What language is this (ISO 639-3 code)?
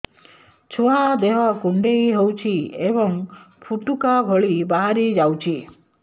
ori